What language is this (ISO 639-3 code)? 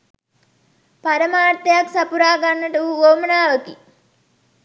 sin